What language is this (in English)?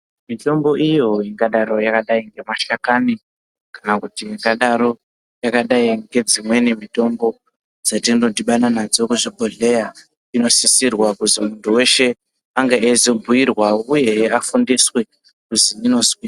Ndau